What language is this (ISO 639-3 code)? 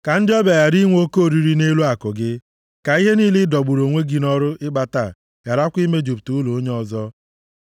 ibo